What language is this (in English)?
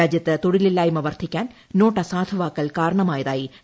Malayalam